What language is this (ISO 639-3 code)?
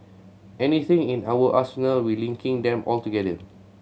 eng